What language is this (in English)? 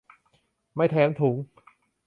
Thai